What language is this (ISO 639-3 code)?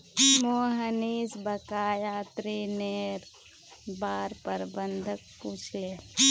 mag